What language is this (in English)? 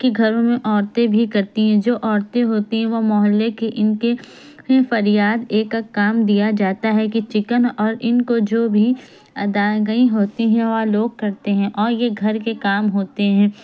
Urdu